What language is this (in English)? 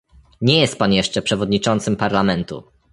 Polish